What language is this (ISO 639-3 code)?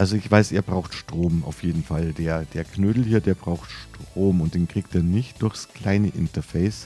deu